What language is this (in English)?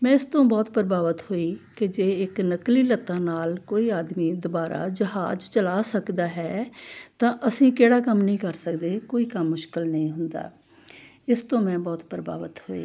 Punjabi